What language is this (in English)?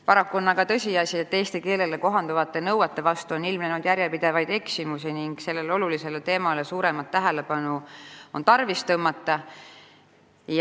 Estonian